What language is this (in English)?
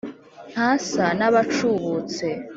Kinyarwanda